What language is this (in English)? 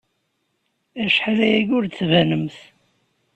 Kabyle